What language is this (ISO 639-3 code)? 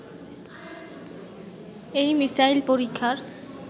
ben